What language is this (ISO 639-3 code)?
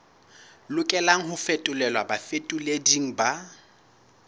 sot